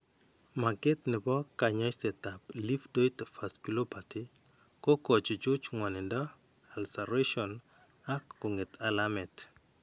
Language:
Kalenjin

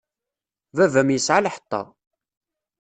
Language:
Kabyle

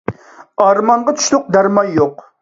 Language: Uyghur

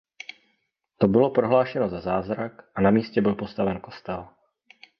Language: Czech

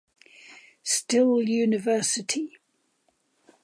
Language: English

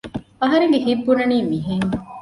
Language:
Divehi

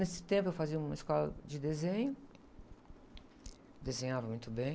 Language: Portuguese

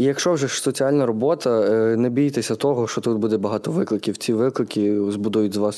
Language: Ukrainian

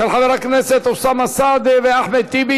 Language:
Hebrew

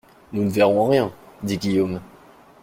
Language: French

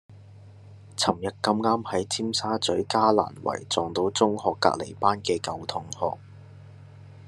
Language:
Cantonese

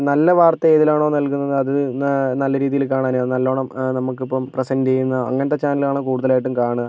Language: Malayalam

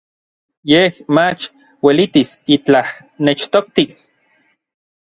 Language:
Orizaba Nahuatl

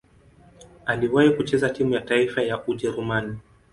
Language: Swahili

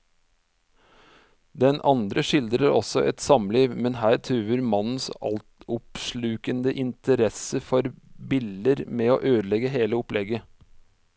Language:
Norwegian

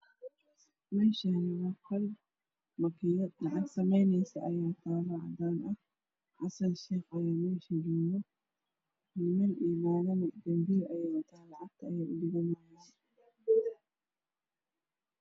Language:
Somali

